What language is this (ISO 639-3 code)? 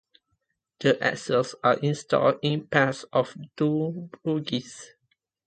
eng